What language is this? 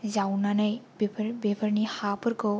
Bodo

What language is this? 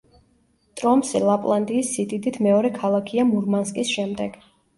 Georgian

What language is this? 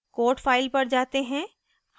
Hindi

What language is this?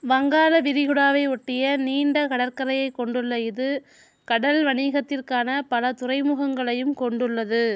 Tamil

